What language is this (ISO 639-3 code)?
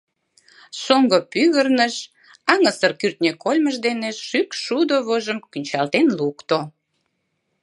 chm